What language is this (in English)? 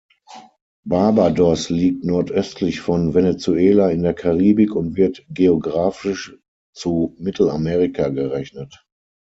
German